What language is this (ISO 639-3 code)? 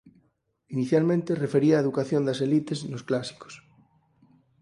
glg